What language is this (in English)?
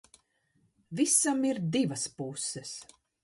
Latvian